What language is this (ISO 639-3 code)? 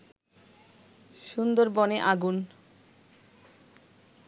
ben